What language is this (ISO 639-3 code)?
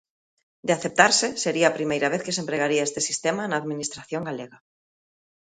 glg